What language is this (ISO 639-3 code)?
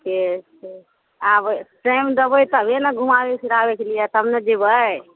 mai